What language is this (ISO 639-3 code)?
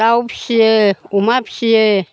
brx